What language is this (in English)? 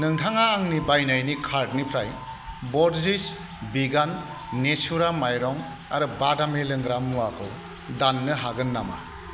Bodo